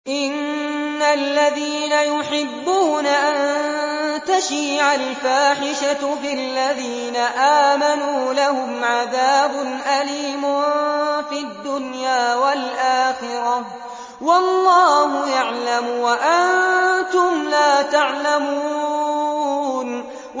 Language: Arabic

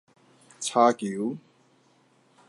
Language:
Min Nan Chinese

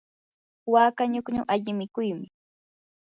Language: Yanahuanca Pasco Quechua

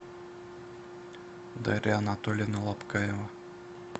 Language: Russian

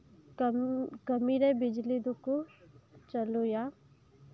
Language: Santali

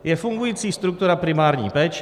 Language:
Czech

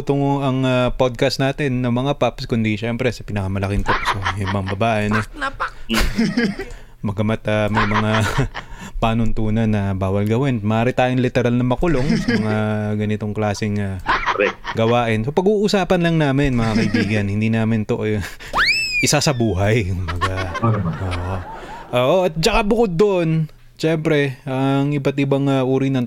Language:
Filipino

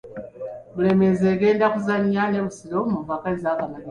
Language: Ganda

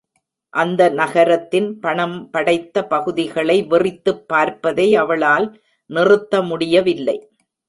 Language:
Tamil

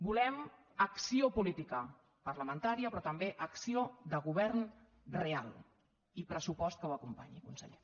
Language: Catalan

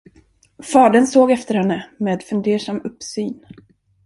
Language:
Swedish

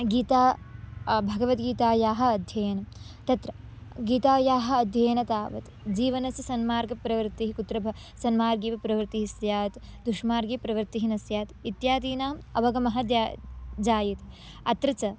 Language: Sanskrit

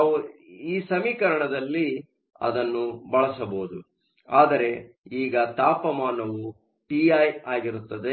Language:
Kannada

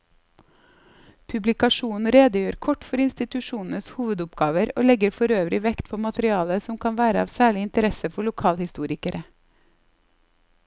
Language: Norwegian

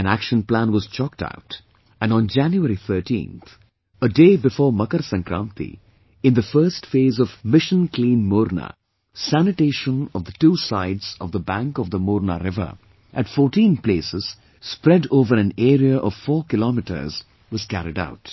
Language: English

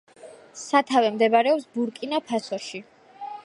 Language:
Georgian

